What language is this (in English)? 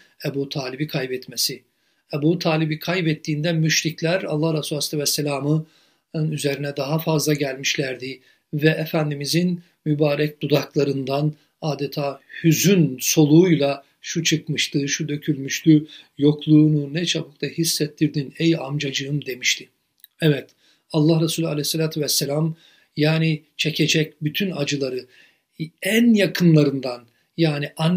Turkish